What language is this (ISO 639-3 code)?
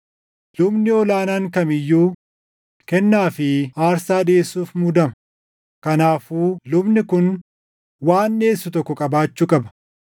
orm